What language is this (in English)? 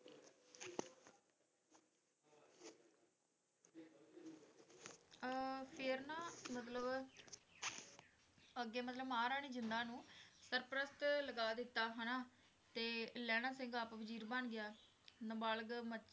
Punjabi